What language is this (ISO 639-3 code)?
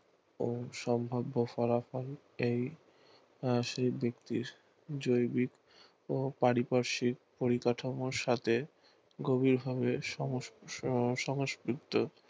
ben